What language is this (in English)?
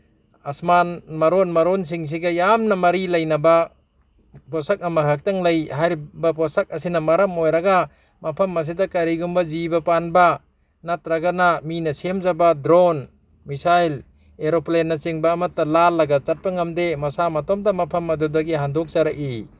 Manipuri